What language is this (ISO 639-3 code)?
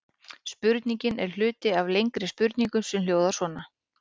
isl